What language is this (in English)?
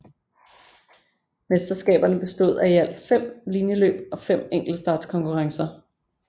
Danish